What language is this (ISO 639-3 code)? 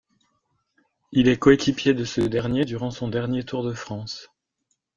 fra